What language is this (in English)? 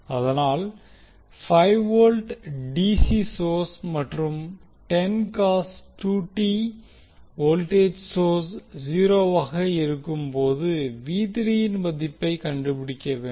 Tamil